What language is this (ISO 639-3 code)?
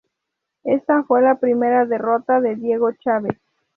spa